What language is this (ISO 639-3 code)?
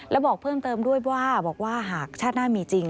tha